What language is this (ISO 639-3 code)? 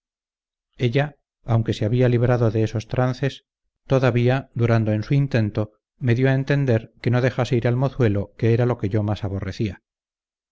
spa